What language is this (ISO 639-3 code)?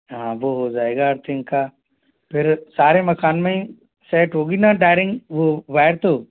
hin